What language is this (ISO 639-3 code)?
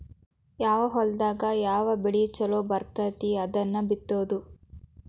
kan